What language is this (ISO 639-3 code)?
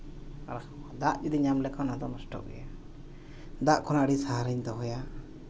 sat